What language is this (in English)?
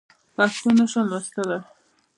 Pashto